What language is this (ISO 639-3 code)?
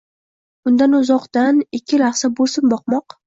uzb